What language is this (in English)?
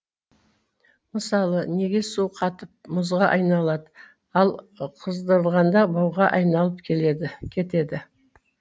Kazakh